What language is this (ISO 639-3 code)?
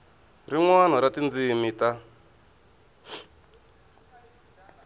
tso